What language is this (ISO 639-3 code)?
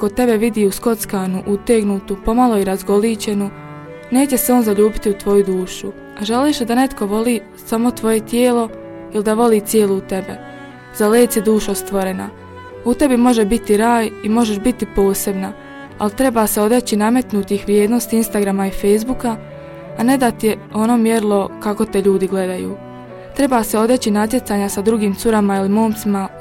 hrv